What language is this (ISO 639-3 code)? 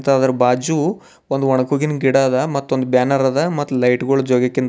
kan